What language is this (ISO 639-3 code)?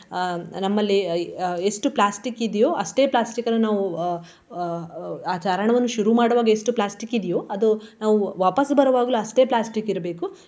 kan